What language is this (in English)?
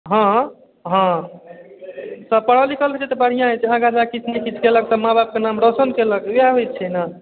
Maithili